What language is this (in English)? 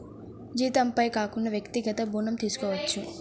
Telugu